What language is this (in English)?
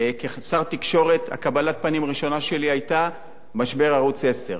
Hebrew